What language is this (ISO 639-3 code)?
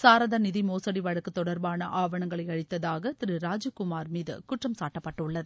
tam